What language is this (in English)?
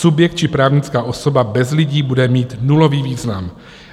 Czech